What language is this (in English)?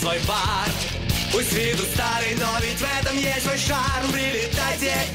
Russian